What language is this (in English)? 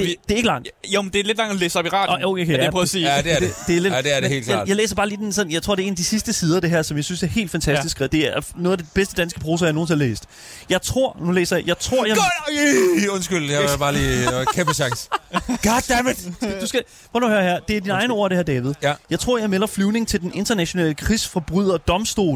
Danish